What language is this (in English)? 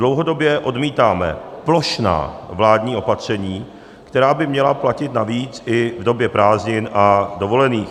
Czech